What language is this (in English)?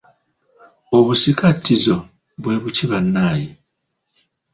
Ganda